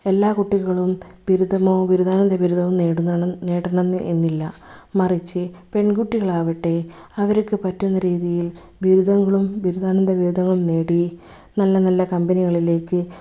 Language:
Malayalam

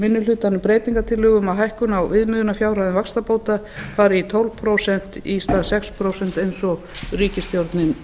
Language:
Icelandic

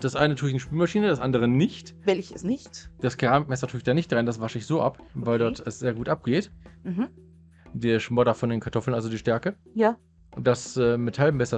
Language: German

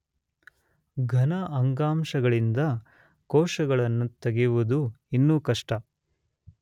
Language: Kannada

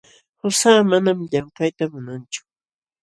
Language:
Jauja Wanca Quechua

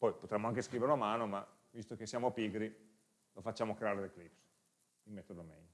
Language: Italian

